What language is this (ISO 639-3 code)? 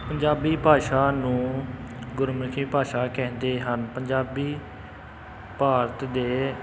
pan